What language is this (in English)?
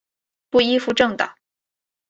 Chinese